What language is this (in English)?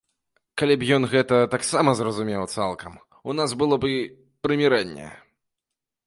Belarusian